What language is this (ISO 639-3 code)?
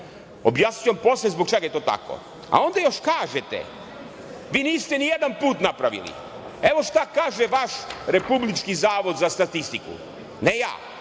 srp